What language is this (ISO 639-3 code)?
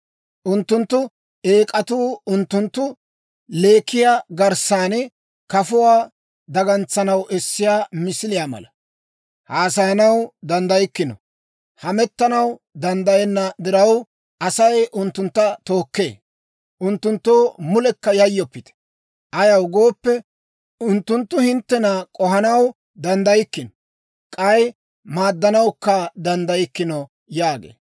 dwr